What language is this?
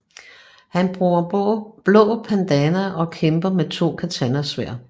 Danish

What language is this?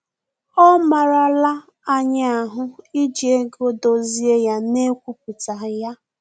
Igbo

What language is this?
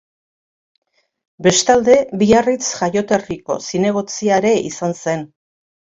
Basque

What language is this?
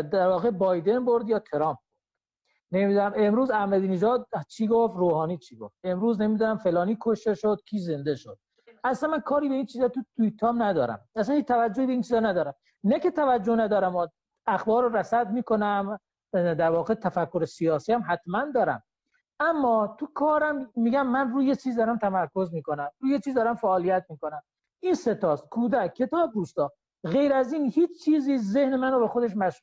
Persian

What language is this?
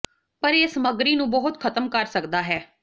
Punjabi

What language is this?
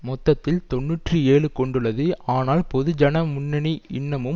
Tamil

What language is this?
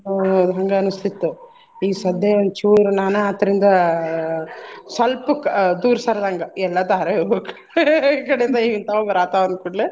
Kannada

